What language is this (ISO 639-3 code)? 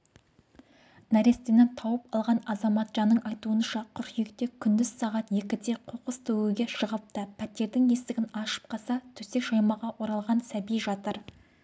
kaz